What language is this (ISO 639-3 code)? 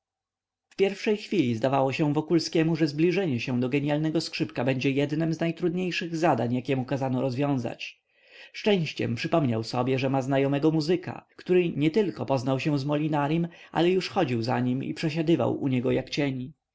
pol